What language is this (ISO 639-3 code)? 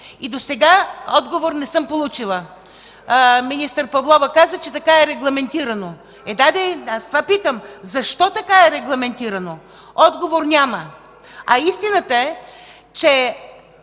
bul